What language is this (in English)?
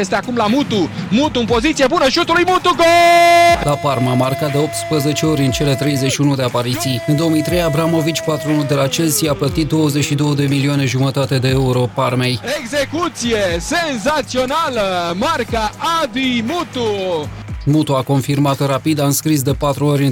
Romanian